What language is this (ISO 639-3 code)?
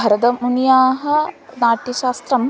san